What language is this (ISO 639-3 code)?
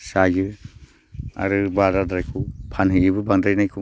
brx